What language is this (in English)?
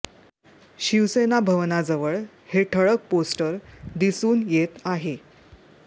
Marathi